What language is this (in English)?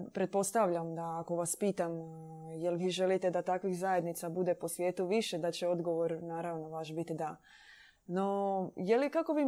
Croatian